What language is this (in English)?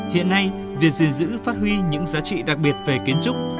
Vietnamese